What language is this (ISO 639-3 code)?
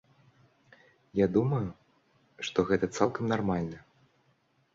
bel